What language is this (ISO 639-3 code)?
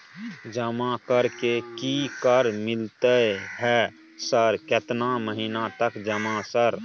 mai